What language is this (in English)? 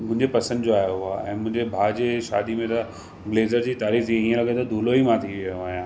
Sindhi